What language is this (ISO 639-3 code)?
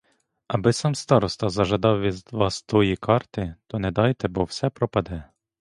ukr